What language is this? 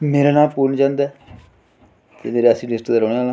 Dogri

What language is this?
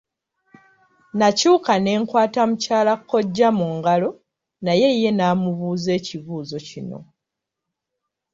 Ganda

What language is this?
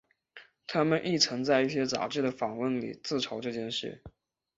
Chinese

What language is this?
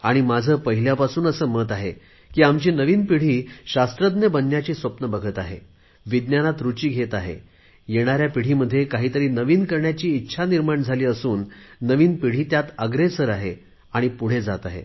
Marathi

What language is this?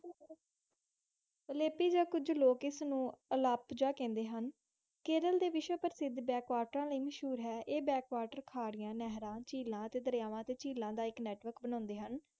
Punjabi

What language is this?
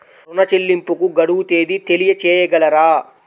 Telugu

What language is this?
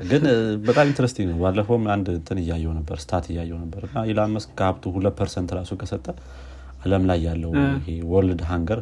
Amharic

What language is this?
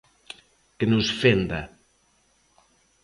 Galician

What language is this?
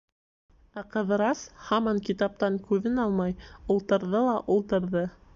Bashkir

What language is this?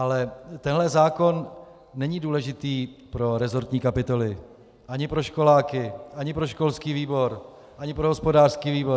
Czech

